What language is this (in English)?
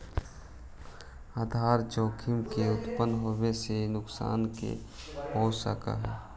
Magahi